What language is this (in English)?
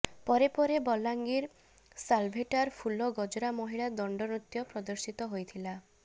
Odia